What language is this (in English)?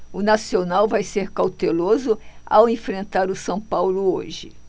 Portuguese